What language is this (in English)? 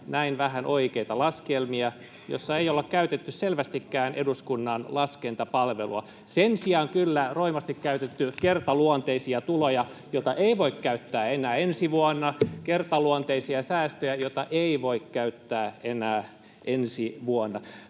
Finnish